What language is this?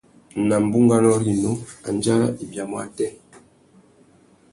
Tuki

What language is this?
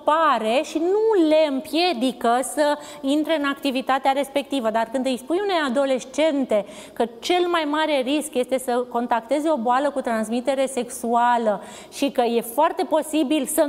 Romanian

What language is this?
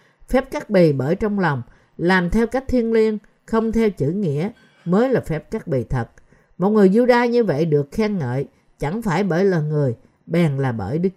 Vietnamese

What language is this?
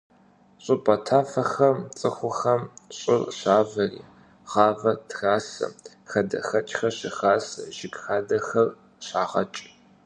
Kabardian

